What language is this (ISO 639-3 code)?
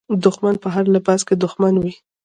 pus